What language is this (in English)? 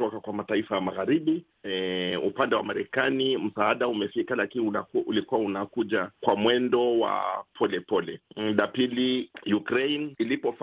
Swahili